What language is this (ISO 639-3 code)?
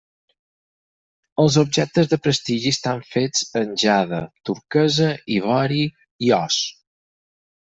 cat